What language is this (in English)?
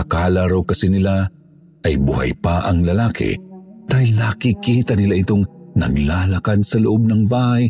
Filipino